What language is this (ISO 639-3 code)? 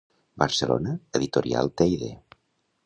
cat